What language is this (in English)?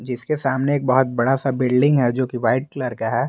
Hindi